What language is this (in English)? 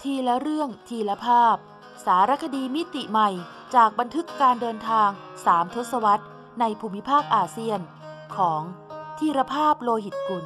Thai